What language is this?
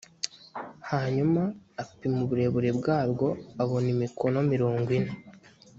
Kinyarwanda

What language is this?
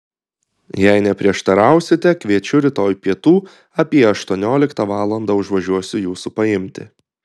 Lithuanian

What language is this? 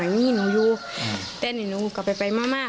Thai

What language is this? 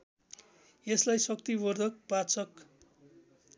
Nepali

